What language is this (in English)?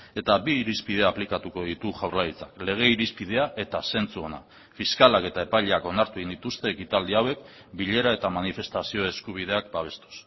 Basque